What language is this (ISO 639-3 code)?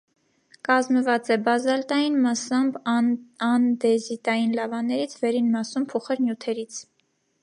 hye